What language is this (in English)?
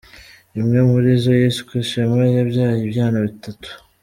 Kinyarwanda